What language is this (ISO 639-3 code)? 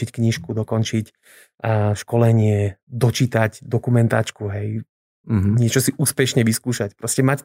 slk